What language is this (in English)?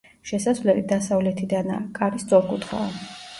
Georgian